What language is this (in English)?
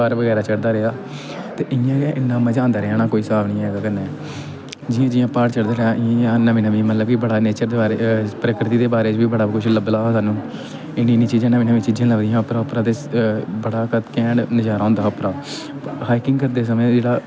Dogri